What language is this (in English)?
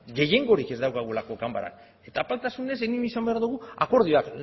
Basque